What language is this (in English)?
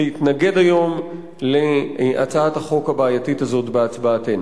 Hebrew